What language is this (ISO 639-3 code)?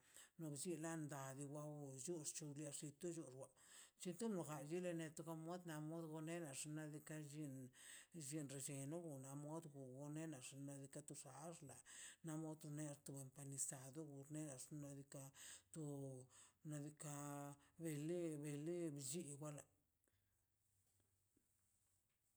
zpy